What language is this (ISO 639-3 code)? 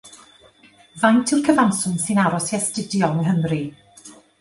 cym